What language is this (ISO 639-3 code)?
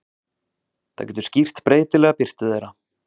isl